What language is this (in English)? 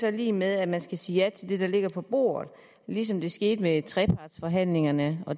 Danish